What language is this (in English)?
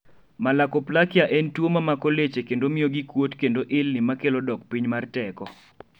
Luo (Kenya and Tanzania)